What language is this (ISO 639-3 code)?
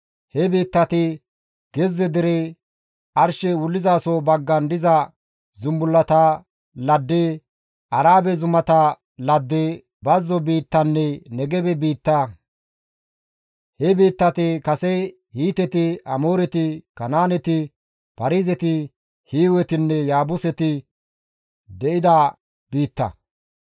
gmv